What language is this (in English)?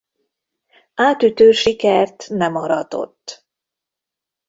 Hungarian